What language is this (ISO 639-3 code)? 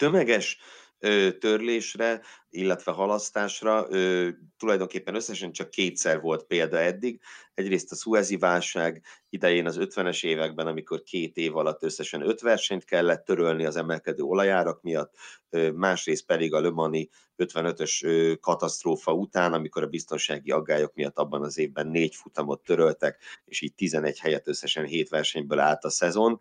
hun